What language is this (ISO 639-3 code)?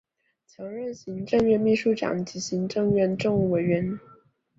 zho